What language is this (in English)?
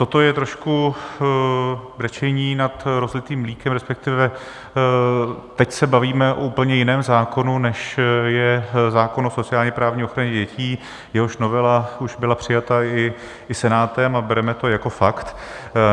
Czech